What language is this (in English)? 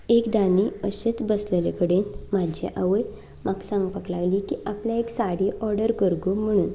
Konkani